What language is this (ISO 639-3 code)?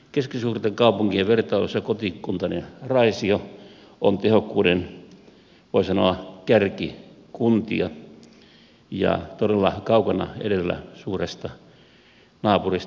fin